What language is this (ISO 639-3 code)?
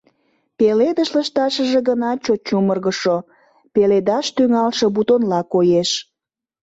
chm